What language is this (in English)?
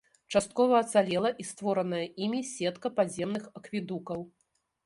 Belarusian